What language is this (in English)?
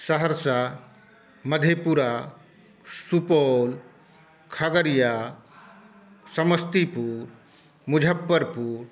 Maithili